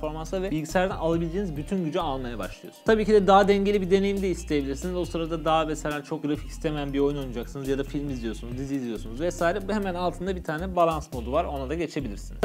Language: Turkish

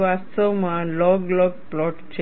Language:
Gujarati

